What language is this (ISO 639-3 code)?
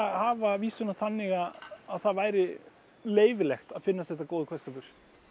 isl